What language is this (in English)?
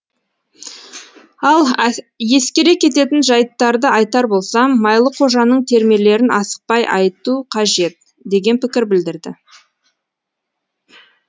Kazakh